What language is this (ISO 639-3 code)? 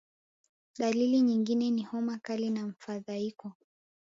swa